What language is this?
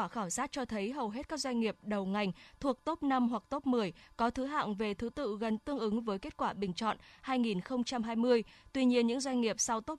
Vietnamese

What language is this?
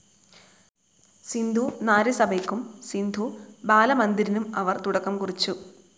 Malayalam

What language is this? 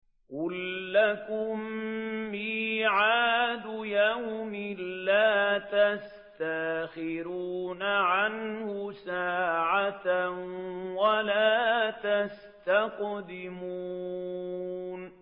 Arabic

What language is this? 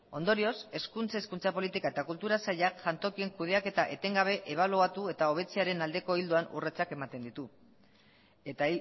Basque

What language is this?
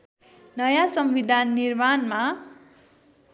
Nepali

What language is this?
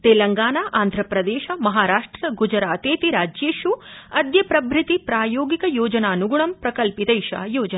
Sanskrit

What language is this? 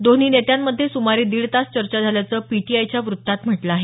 Marathi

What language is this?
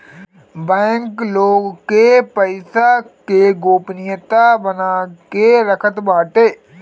Bhojpuri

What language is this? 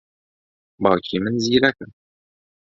Central Kurdish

